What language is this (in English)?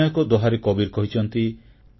Odia